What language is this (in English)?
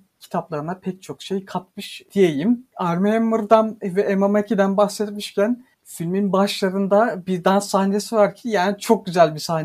Turkish